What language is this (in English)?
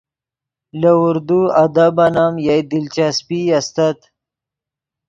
Yidgha